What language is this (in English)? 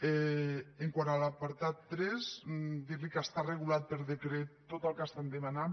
Catalan